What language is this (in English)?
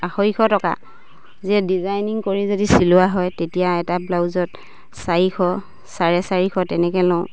Assamese